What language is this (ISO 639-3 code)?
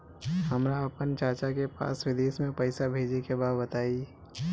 bho